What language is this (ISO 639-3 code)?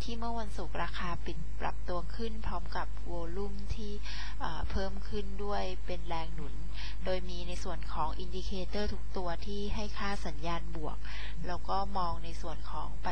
tha